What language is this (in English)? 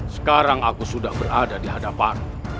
Indonesian